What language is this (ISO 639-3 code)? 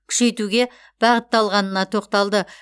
kaz